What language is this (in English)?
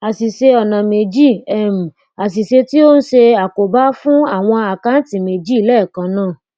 Yoruba